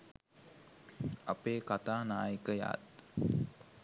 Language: Sinhala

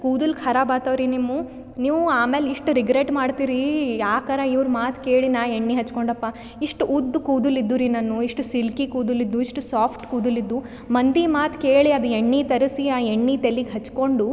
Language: Kannada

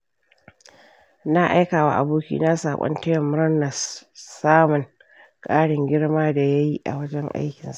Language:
Hausa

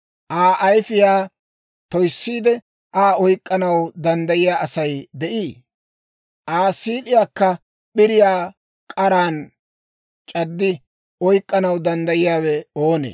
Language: Dawro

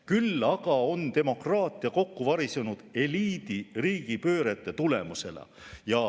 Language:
Estonian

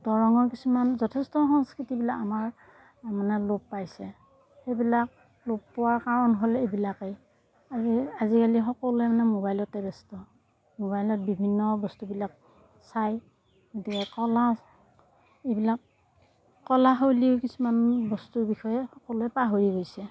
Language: Assamese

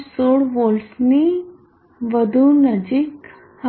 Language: Gujarati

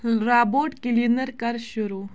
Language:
Kashmiri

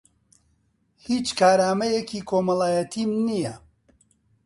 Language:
Central Kurdish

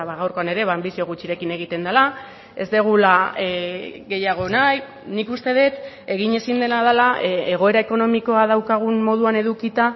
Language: Basque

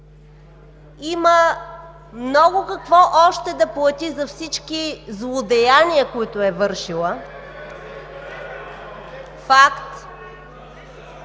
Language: Bulgarian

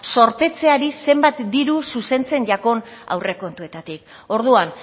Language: Basque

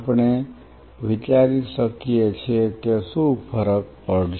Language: Gujarati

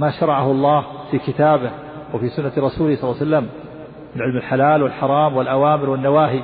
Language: Arabic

